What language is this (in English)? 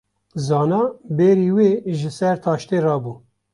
Kurdish